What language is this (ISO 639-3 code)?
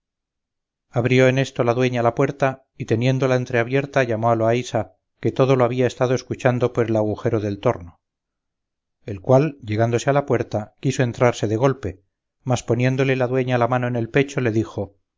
spa